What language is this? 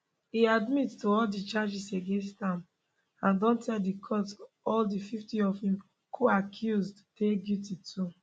Nigerian Pidgin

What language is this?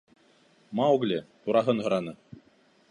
Bashkir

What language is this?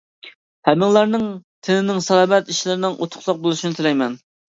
Uyghur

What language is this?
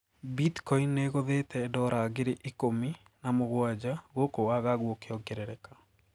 Kikuyu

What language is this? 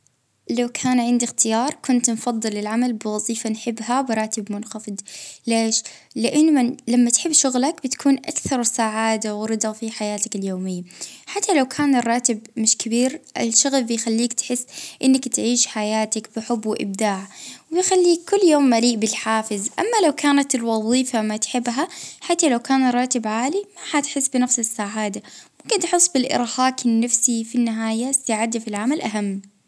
Libyan Arabic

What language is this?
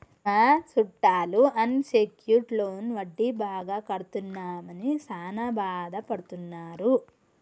Telugu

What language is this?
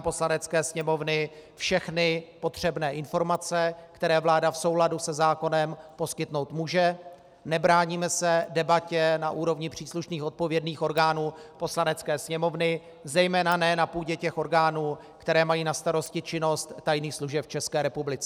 Czech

